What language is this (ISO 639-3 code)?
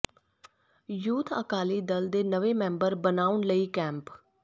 pan